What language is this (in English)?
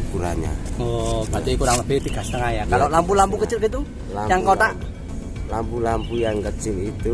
Indonesian